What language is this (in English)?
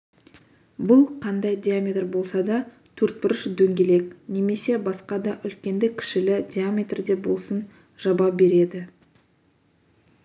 Kazakh